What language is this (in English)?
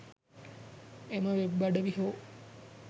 Sinhala